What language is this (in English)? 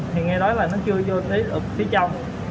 Vietnamese